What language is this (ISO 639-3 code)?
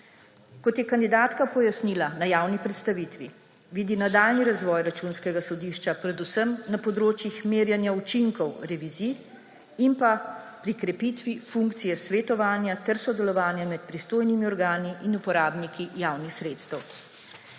slv